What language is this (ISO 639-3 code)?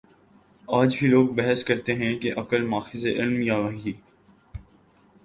urd